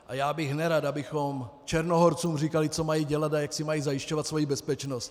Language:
Czech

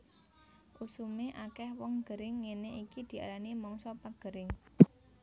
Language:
Javanese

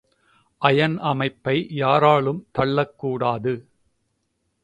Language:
Tamil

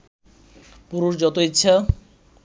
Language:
Bangla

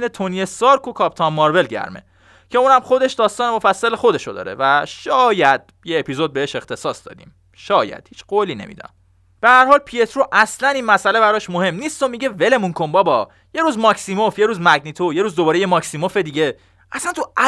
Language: Persian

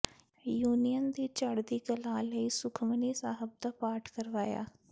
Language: Punjabi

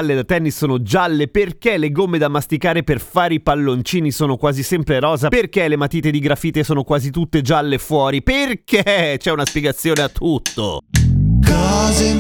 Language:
Italian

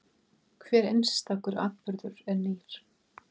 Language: Icelandic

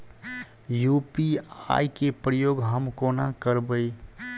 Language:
Maithili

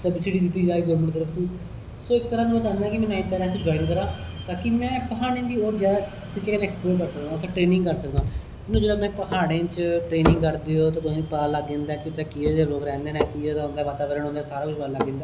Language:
Dogri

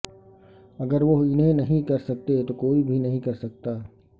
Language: Urdu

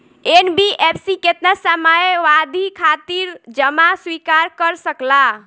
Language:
Bhojpuri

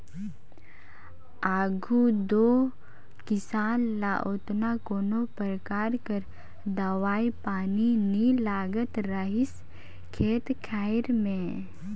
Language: Chhattisgarhi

